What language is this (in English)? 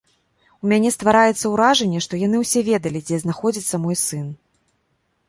Belarusian